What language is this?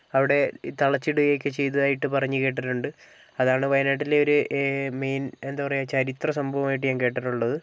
Malayalam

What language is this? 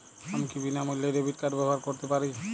Bangla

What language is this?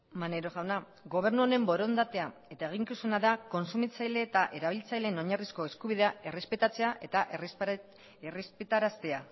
Basque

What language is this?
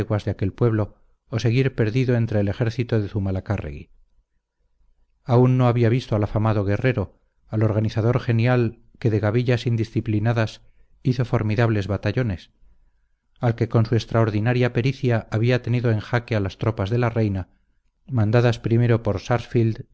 Spanish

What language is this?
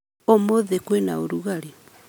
Kikuyu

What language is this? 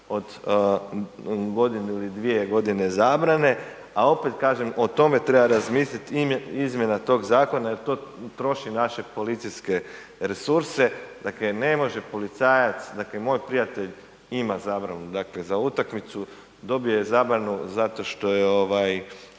Croatian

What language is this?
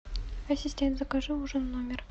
Russian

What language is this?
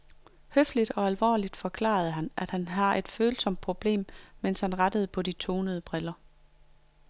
Danish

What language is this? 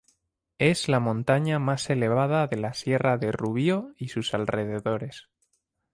Spanish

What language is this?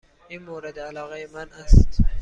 Persian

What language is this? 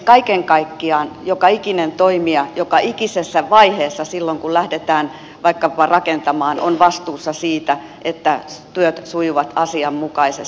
Finnish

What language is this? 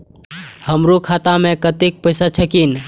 Maithili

